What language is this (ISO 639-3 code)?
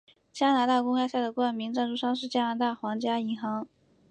zho